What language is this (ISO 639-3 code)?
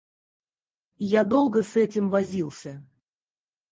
rus